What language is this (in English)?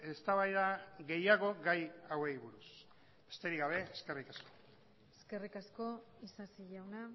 Basque